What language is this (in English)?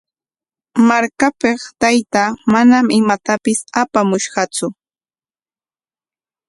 Corongo Ancash Quechua